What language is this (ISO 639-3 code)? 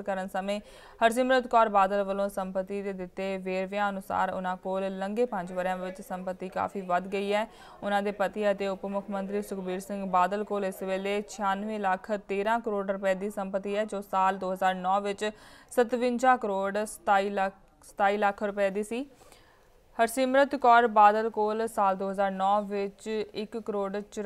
hin